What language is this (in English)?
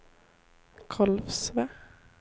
Swedish